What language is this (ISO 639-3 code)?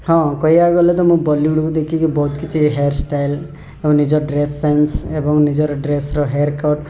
ori